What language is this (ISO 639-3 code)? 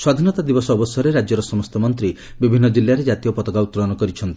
ori